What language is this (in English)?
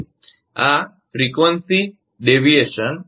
Gujarati